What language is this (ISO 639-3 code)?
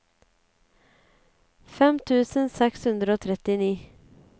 nor